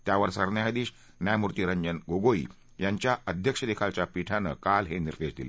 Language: Marathi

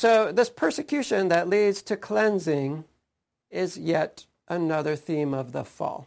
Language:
English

